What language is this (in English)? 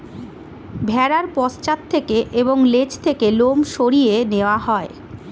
Bangla